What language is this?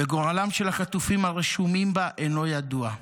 Hebrew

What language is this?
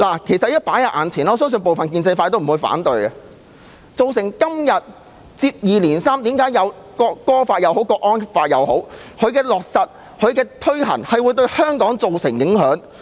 Cantonese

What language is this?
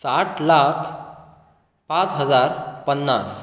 Konkani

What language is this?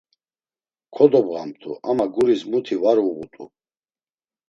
Laz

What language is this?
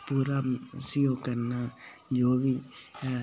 Dogri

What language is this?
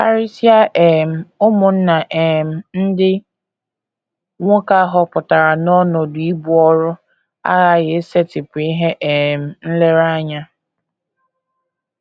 Igbo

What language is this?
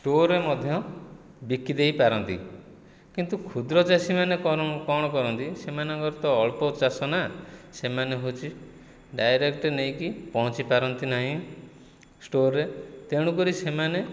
Odia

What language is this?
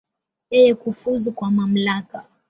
Swahili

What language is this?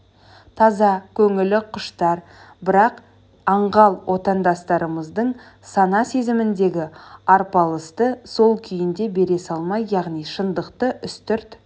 Kazakh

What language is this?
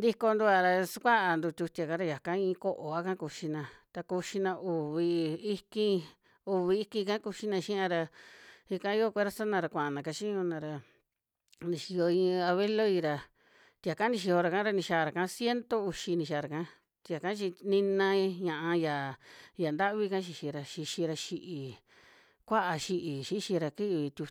Western Juxtlahuaca Mixtec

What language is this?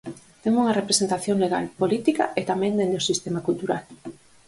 Galician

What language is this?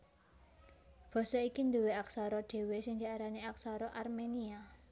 Javanese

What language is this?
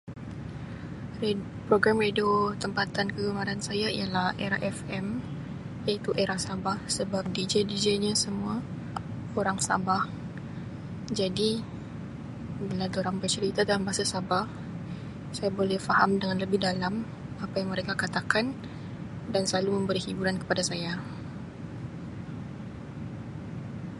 Sabah Malay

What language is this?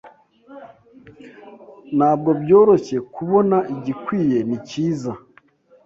Kinyarwanda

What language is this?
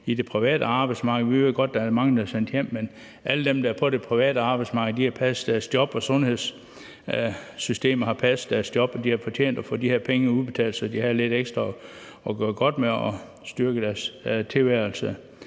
Danish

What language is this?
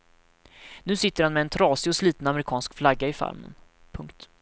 Swedish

